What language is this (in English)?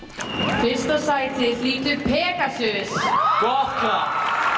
Icelandic